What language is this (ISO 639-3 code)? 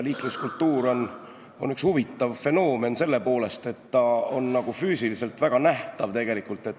est